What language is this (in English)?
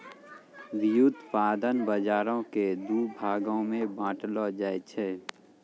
Maithili